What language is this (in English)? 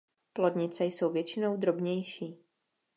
Czech